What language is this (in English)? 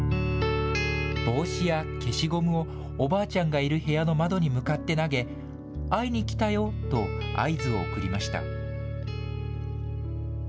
Japanese